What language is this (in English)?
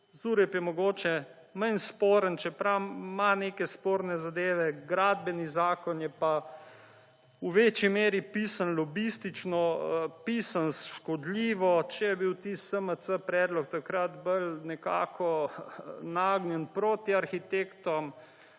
Slovenian